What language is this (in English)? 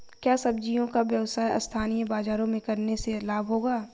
Hindi